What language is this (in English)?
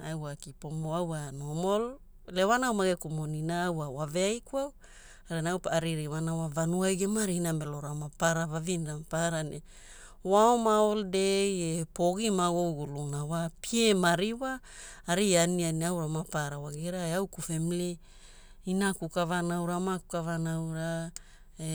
Hula